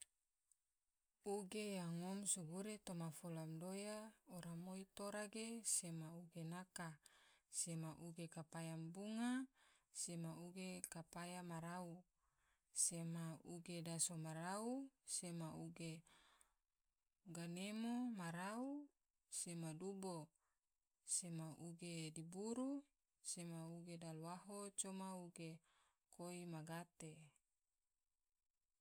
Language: Tidore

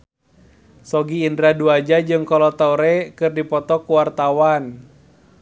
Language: Sundanese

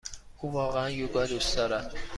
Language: Persian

